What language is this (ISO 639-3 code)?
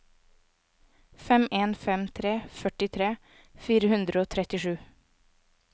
nor